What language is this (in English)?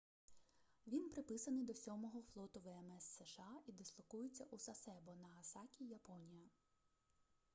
Ukrainian